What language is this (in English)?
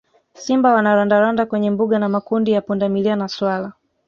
Swahili